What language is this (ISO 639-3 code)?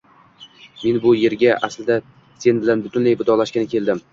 uzb